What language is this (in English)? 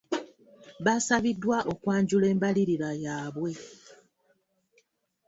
Ganda